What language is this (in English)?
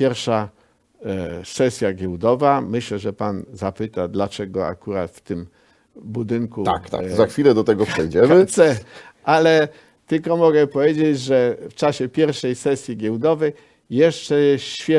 Polish